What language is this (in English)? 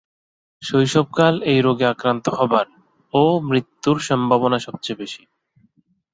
Bangla